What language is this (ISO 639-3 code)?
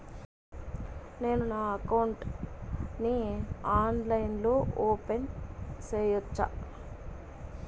tel